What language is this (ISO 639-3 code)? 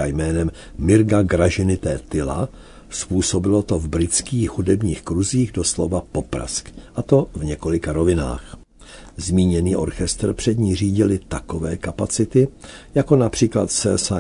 ces